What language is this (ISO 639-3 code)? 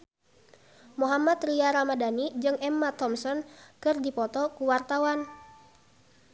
sun